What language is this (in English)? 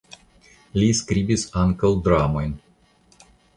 Esperanto